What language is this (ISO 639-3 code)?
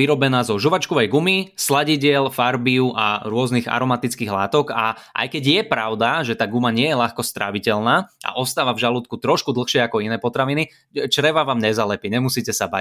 slk